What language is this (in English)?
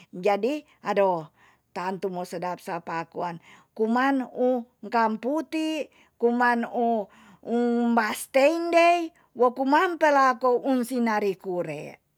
Tonsea